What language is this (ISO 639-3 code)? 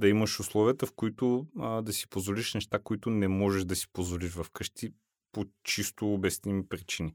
bul